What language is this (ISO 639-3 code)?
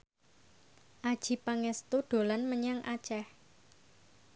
jav